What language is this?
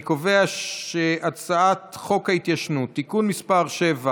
Hebrew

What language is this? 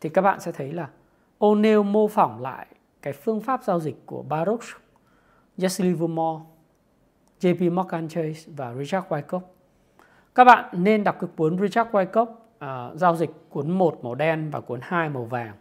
Vietnamese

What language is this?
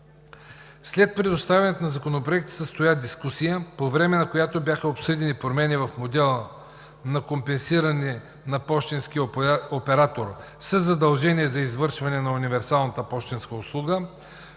Bulgarian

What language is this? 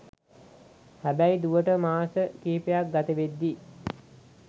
Sinhala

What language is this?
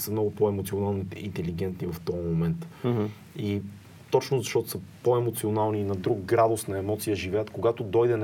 Bulgarian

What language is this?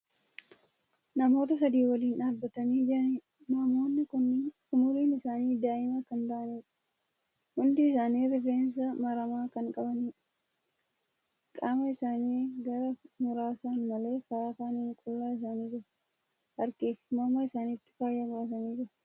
Oromo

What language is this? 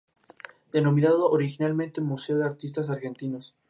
Spanish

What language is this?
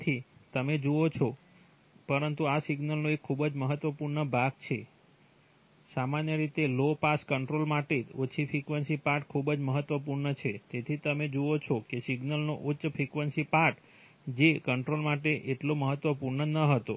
Gujarati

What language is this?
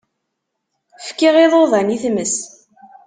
Kabyle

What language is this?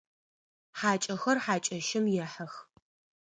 Adyghe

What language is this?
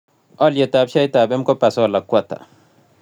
Kalenjin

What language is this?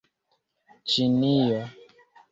Esperanto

